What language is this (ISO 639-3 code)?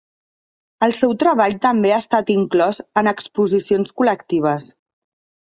cat